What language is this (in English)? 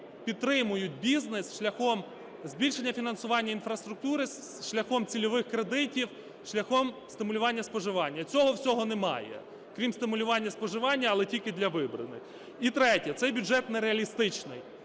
Ukrainian